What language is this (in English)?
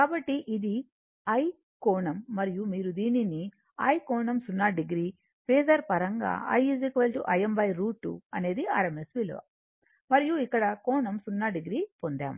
Telugu